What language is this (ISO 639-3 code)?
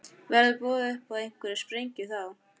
isl